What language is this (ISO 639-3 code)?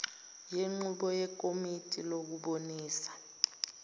zul